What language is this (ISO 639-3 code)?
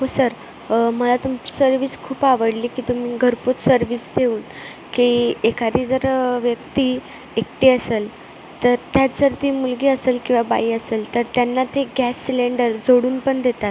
mar